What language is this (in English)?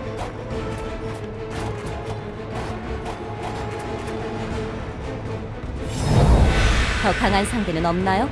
Korean